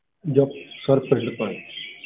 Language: Punjabi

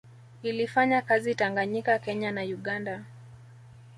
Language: Swahili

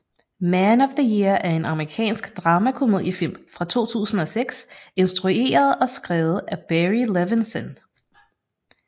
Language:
Danish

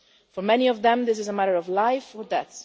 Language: English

